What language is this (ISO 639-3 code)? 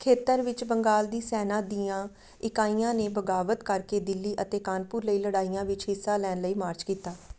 pan